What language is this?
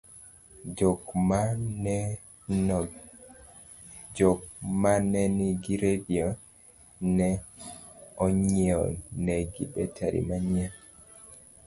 Luo (Kenya and Tanzania)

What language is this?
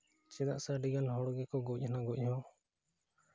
Santali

